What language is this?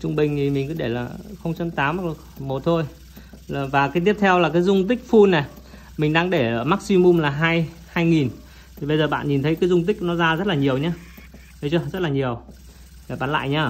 Vietnamese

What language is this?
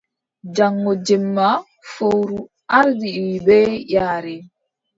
Adamawa Fulfulde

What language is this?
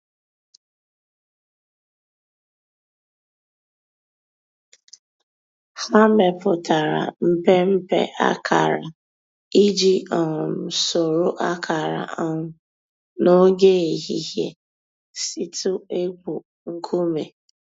Igbo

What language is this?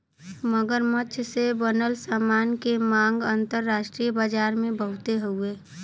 Bhojpuri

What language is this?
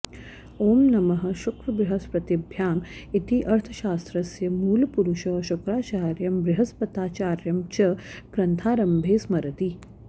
Sanskrit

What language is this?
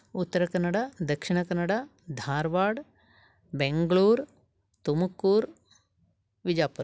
Sanskrit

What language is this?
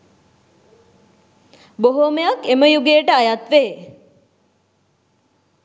Sinhala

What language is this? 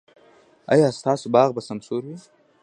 Pashto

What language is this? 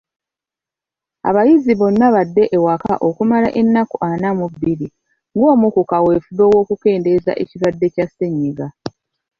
Ganda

